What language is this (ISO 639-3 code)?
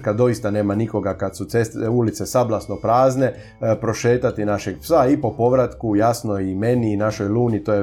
hrv